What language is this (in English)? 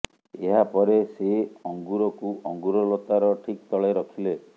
Odia